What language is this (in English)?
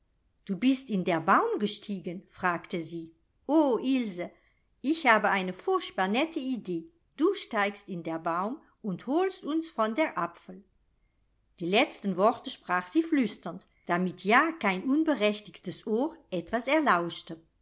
German